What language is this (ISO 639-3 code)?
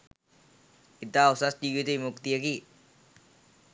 sin